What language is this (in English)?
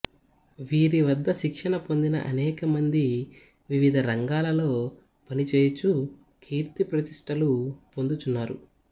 Telugu